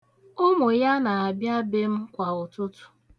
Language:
Igbo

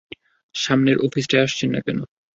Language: Bangla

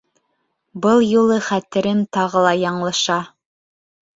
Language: Bashkir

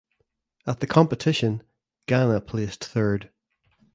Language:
English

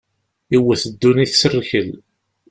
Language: Kabyle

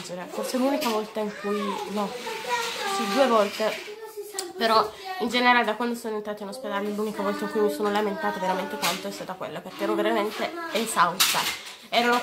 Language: Italian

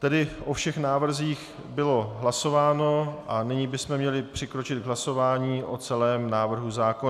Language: Czech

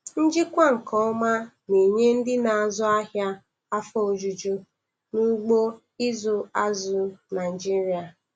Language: Igbo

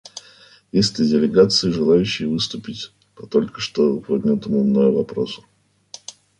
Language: Russian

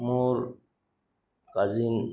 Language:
Assamese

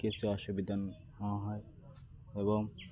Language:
Odia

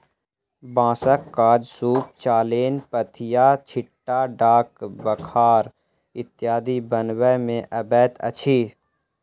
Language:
Maithili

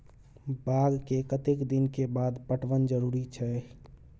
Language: Maithili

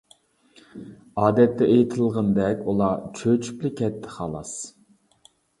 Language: Uyghur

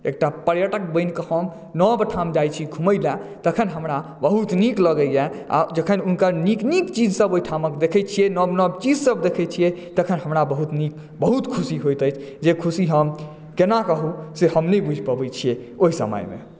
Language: Maithili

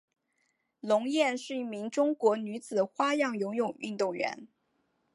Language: Chinese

